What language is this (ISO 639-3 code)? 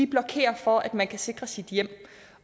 dan